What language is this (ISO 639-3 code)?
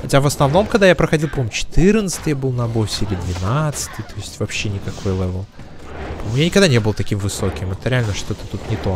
rus